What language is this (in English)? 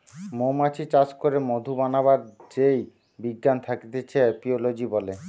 Bangla